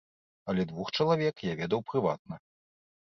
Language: Belarusian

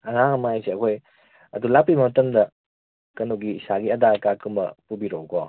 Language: Manipuri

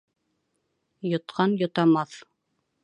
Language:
Bashkir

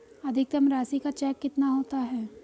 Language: Hindi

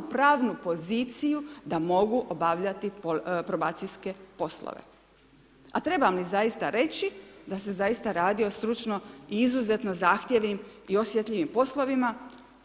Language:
Croatian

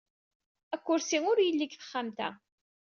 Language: Kabyle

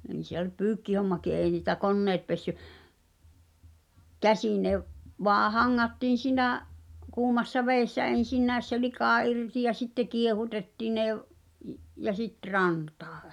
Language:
Finnish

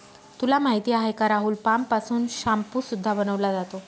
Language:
Marathi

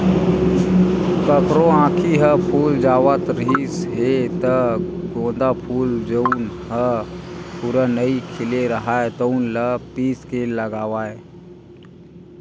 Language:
Chhattisgarhi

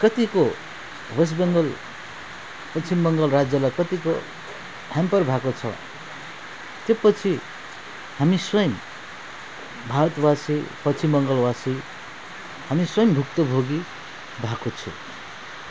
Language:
Nepali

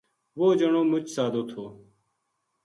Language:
Gujari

